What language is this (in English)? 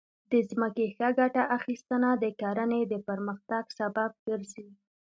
Pashto